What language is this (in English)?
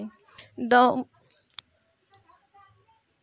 Bhojpuri